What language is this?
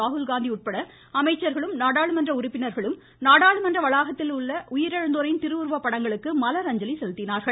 Tamil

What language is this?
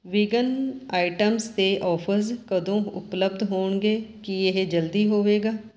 Punjabi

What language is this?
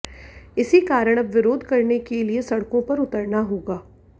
Hindi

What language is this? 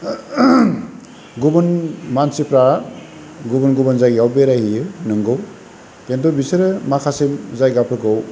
Bodo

